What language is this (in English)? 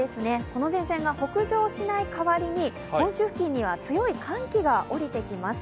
Japanese